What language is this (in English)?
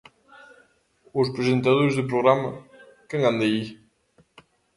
Galician